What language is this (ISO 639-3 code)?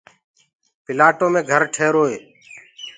ggg